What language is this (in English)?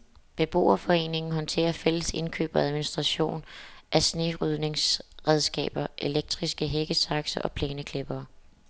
Danish